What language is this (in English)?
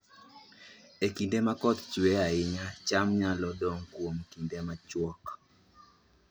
Luo (Kenya and Tanzania)